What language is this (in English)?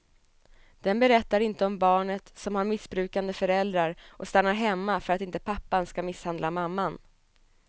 Swedish